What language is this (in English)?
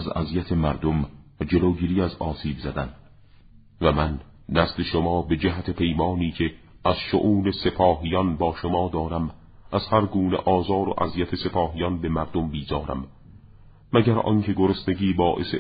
Persian